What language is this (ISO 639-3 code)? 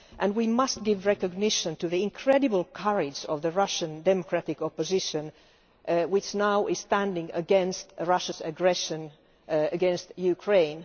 eng